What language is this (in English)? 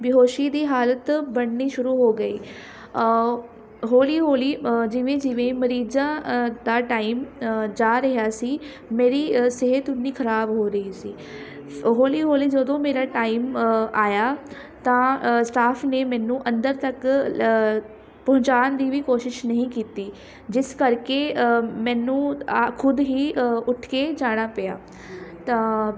Punjabi